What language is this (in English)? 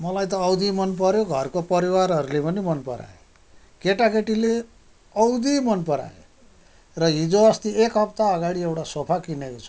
Nepali